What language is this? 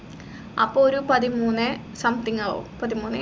Malayalam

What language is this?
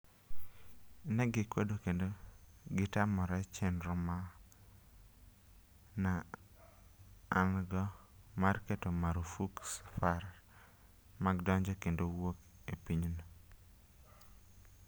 Luo (Kenya and Tanzania)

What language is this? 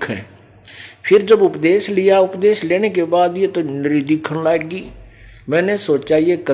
Hindi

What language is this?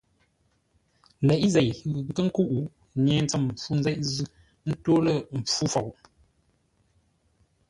Ngombale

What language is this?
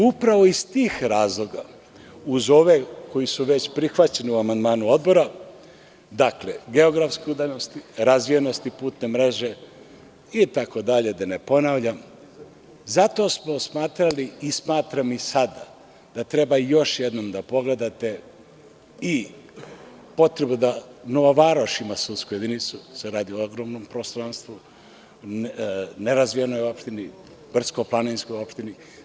Serbian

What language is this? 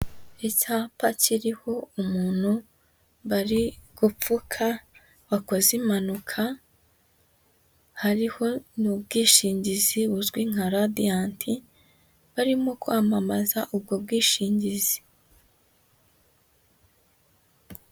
Kinyarwanda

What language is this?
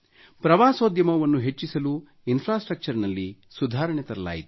Kannada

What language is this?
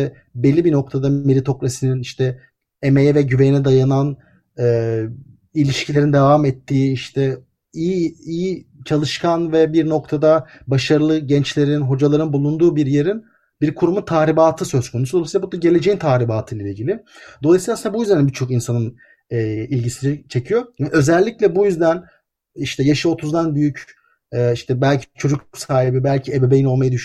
Turkish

